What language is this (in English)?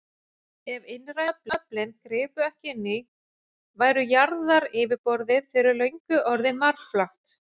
Icelandic